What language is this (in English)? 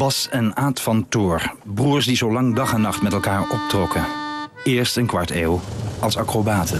Dutch